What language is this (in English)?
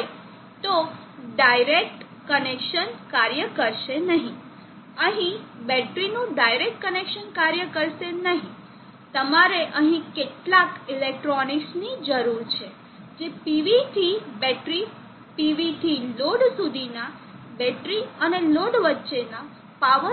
Gujarati